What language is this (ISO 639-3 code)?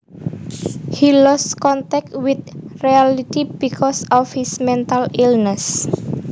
jav